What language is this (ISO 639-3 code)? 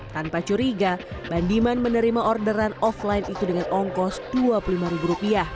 ind